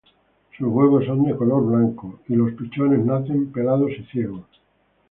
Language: Spanish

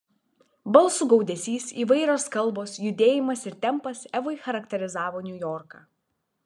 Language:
Lithuanian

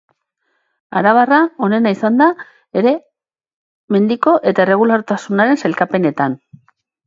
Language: Basque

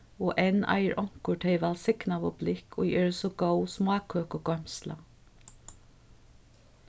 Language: Faroese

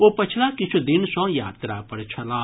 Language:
Maithili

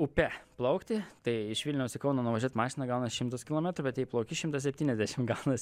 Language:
Lithuanian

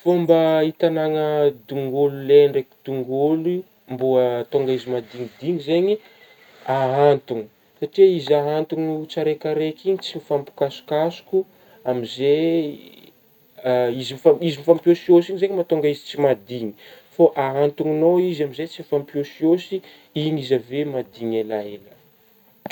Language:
Northern Betsimisaraka Malagasy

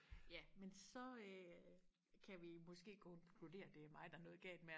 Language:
Danish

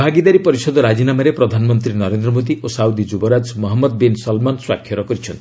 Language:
Odia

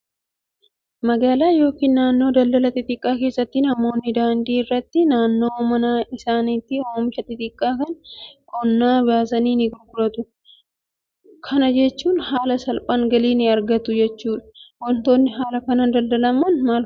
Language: Oromo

